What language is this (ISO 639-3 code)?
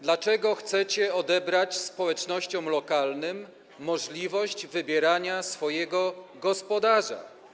pol